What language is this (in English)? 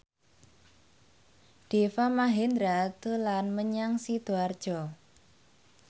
Javanese